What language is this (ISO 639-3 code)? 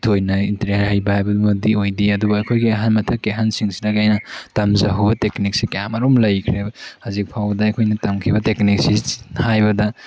mni